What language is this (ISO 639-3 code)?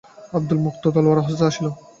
ben